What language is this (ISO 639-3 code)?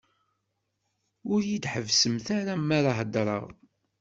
kab